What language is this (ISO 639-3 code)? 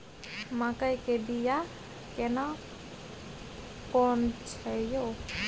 mai